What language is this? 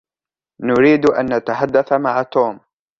Arabic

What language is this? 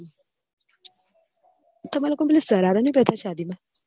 Gujarati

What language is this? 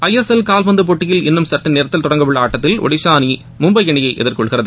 Tamil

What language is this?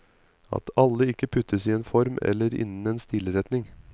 Norwegian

